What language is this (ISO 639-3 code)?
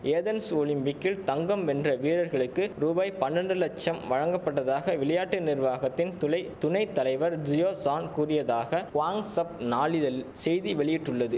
tam